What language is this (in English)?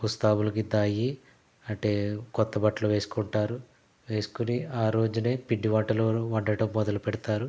Telugu